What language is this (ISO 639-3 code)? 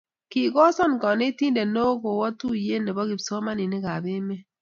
kln